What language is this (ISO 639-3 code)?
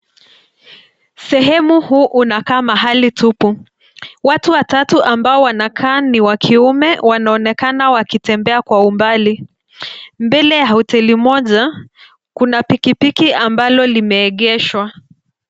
swa